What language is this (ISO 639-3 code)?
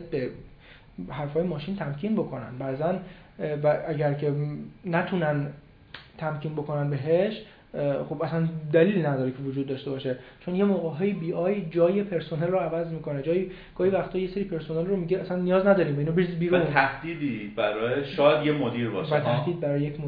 fas